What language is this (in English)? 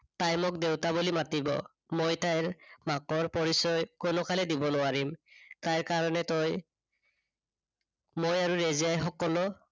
Assamese